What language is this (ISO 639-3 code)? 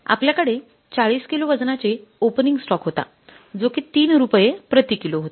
mar